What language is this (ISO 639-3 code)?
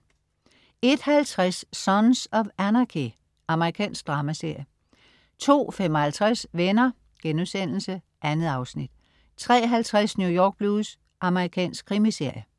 dan